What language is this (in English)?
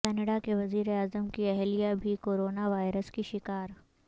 Urdu